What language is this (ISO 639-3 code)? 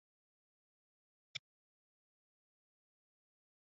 zho